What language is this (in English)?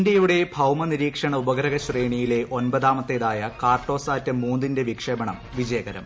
Malayalam